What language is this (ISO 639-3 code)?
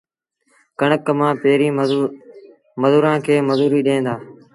sbn